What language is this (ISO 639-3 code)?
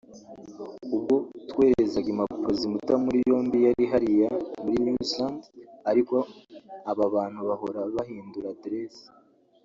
kin